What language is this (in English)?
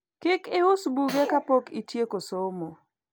Luo (Kenya and Tanzania)